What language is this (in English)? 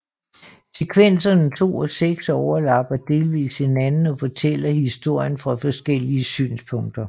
Danish